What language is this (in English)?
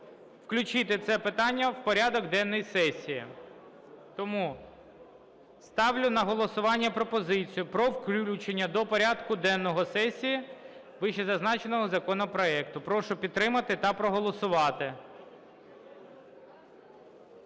Ukrainian